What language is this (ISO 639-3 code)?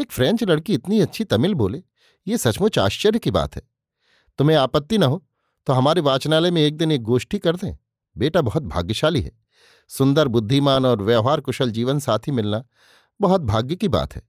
hin